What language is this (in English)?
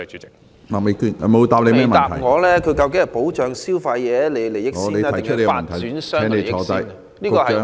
Cantonese